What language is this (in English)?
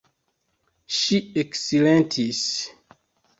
Esperanto